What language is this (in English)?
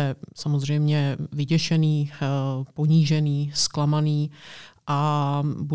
Czech